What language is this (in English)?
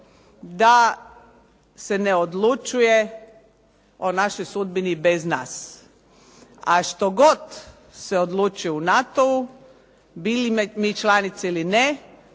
Croatian